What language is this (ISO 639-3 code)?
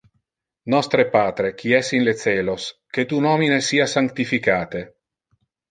ina